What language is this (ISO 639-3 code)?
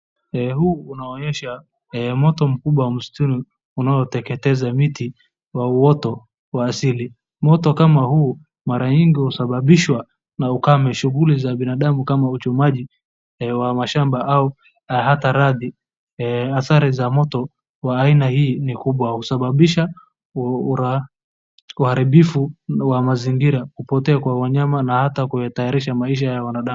swa